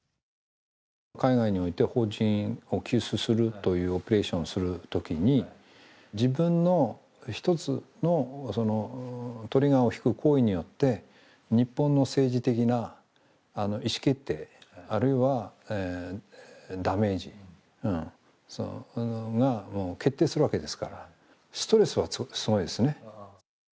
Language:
Japanese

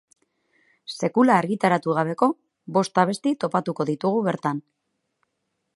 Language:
Basque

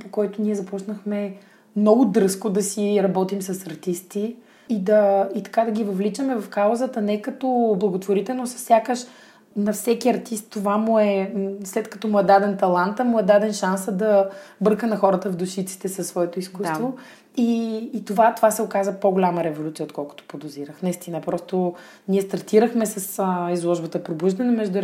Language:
Bulgarian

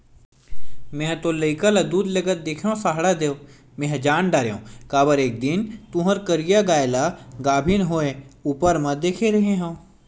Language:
Chhattisgarhi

